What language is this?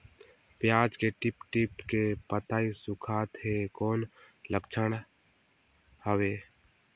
Chhattisgarhi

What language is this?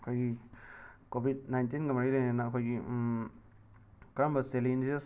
Manipuri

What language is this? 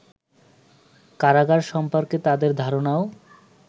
Bangla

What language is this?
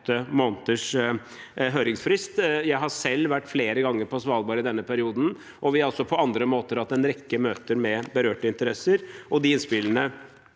Norwegian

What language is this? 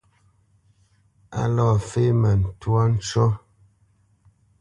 Bamenyam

